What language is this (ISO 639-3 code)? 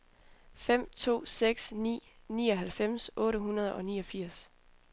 dan